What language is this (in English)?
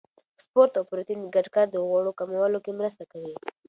Pashto